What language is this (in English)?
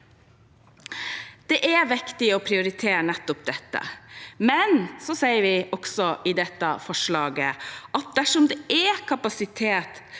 Norwegian